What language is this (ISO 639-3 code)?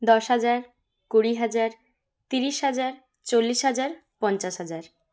ben